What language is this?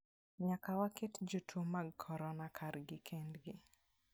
Luo (Kenya and Tanzania)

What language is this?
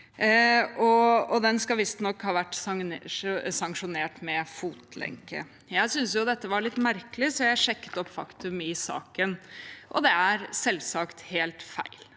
Norwegian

